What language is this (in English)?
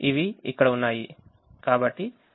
Telugu